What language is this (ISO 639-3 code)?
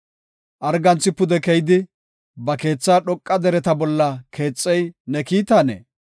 gof